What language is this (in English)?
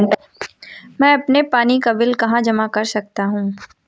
Hindi